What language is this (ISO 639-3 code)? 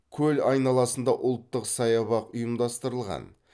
kaz